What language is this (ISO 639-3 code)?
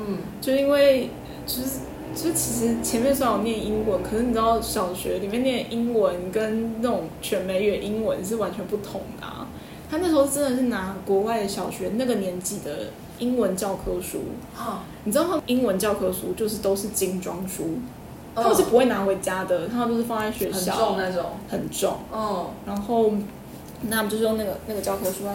zho